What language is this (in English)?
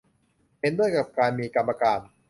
Thai